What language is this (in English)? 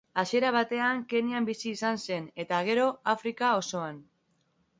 Basque